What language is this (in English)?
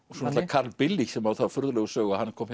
Icelandic